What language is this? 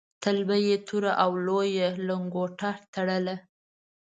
Pashto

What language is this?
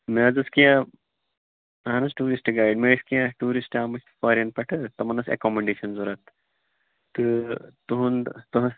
Kashmiri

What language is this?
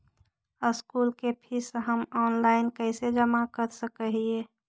Magahi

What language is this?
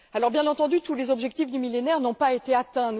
French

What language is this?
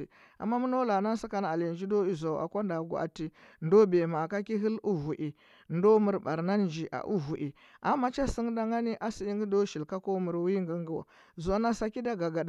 Huba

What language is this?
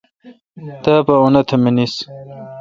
Kalkoti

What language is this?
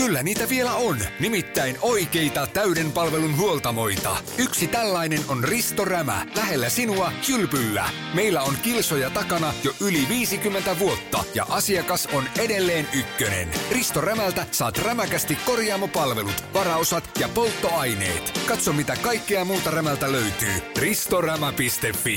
Finnish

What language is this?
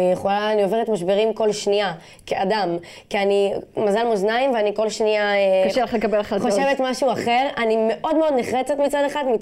Hebrew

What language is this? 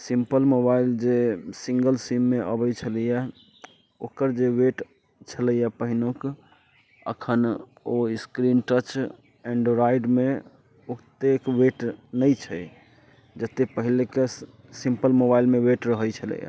Maithili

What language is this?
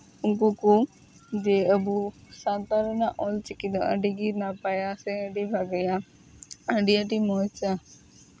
Santali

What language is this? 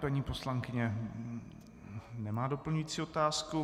Czech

